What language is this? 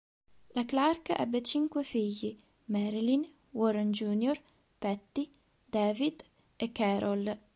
Italian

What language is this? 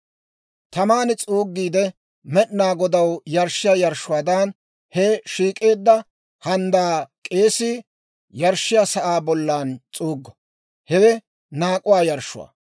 Dawro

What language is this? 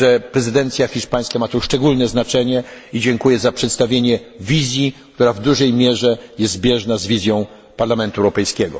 Polish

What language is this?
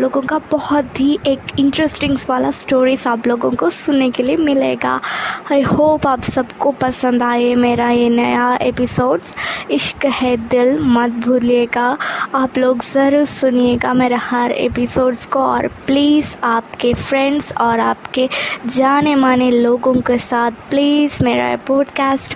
Hindi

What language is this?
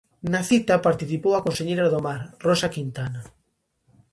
Galician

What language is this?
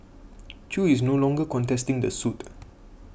English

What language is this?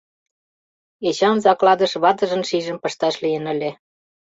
Mari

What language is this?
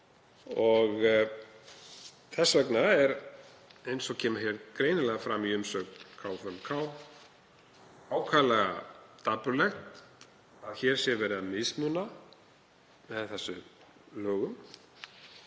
Icelandic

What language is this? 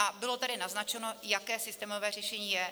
Czech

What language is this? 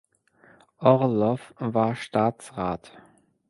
German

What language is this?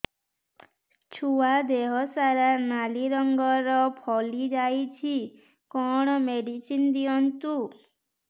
Odia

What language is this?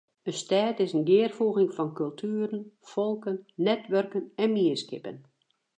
Western Frisian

